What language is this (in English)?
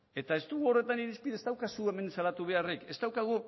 Basque